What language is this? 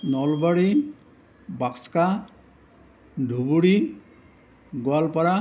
Assamese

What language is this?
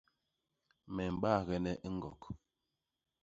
Basaa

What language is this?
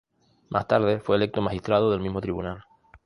Spanish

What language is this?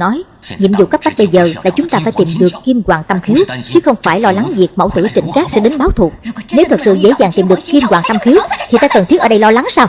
Vietnamese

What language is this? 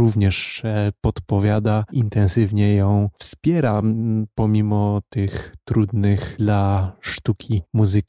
Polish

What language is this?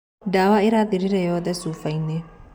Kikuyu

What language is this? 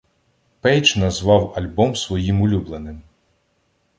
Ukrainian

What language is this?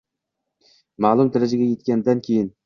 Uzbek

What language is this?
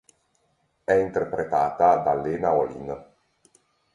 Italian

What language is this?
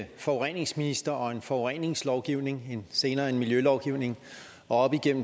Danish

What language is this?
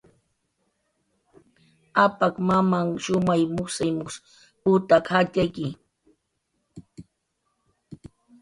Jaqaru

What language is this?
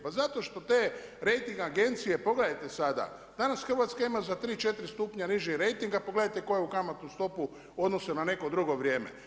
Croatian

